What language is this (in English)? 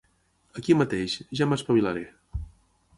Catalan